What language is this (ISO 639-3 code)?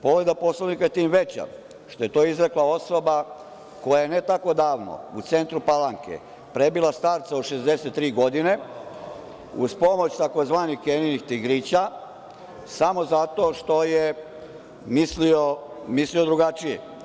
srp